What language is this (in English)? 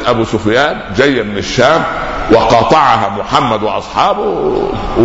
Arabic